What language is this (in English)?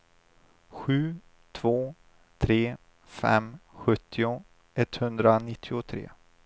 Swedish